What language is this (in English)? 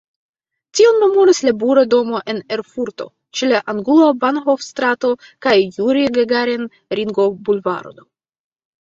Esperanto